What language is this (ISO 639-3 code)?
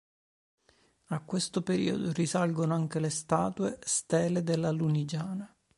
ita